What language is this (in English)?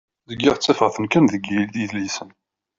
Kabyle